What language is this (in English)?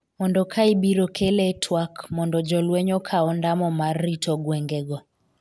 Luo (Kenya and Tanzania)